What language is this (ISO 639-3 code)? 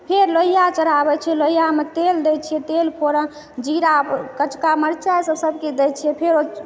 mai